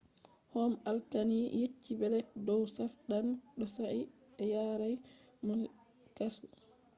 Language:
Fula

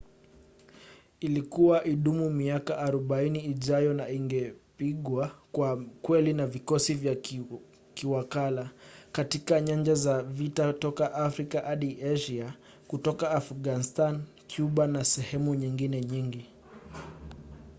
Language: Swahili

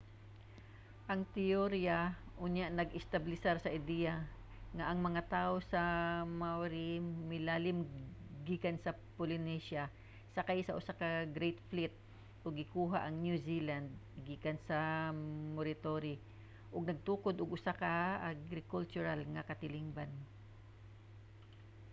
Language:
Cebuano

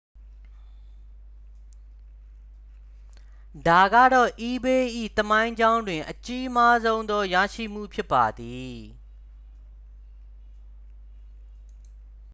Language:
Burmese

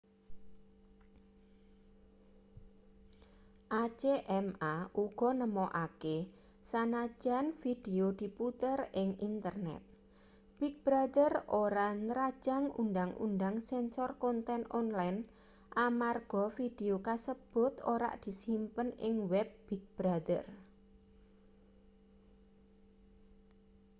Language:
Javanese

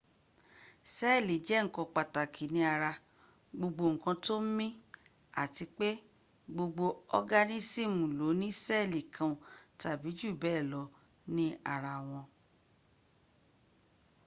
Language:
Yoruba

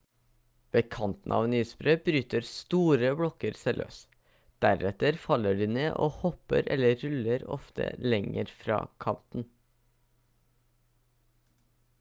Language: Norwegian Bokmål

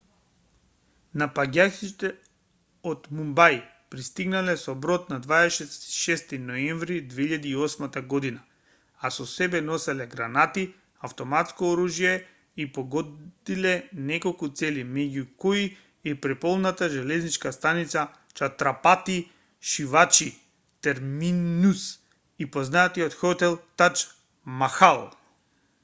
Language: Macedonian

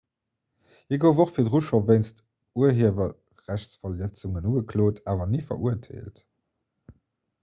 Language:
Luxembourgish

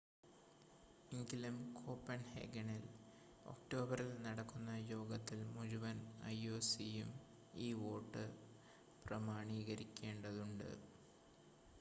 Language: Malayalam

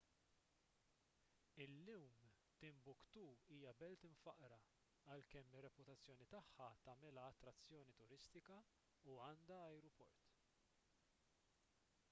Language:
Maltese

